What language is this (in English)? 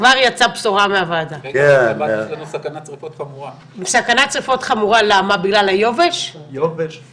Hebrew